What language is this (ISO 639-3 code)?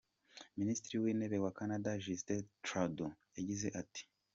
kin